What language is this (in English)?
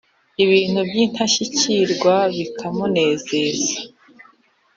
Kinyarwanda